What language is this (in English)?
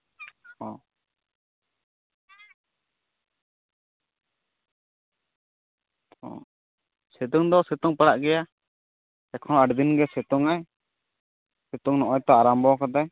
Santali